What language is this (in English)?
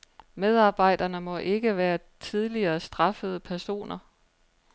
Danish